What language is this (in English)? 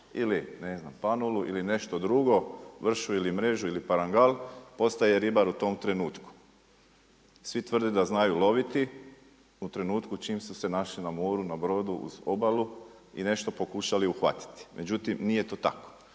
Croatian